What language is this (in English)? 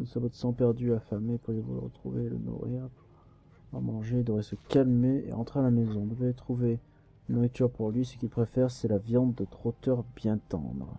French